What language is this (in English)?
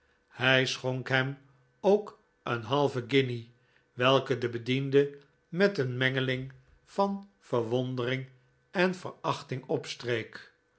Dutch